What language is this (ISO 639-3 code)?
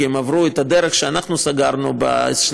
heb